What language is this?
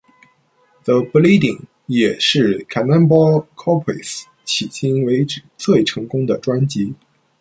Chinese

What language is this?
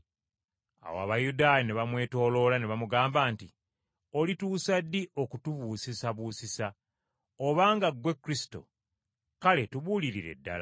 Ganda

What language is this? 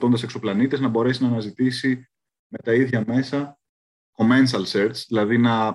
Greek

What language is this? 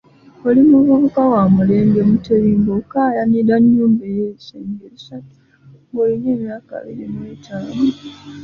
Ganda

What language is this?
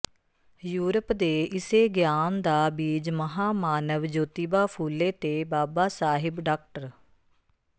Punjabi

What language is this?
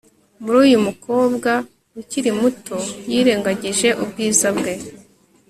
Kinyarwanda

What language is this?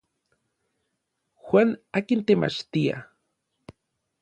Orizaba Nahuatl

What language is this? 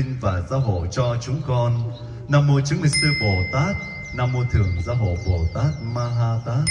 Vietnamese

